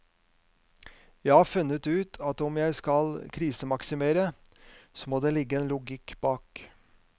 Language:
Norwegian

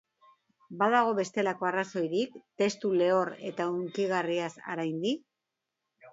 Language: Basque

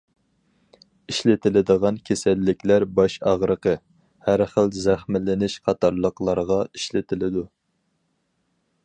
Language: Uyghur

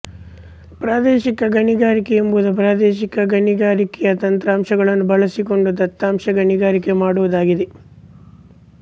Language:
Kannada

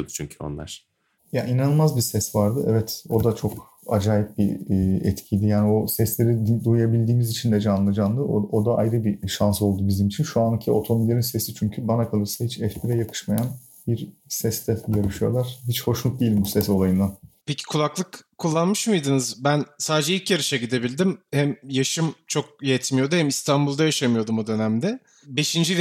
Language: Turkish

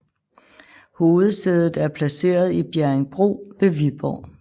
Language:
Danish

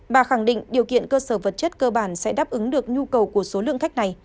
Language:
Vietnamese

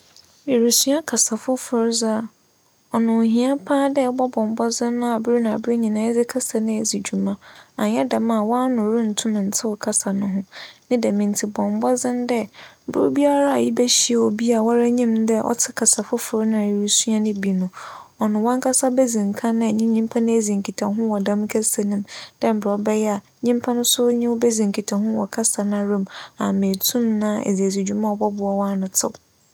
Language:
Akan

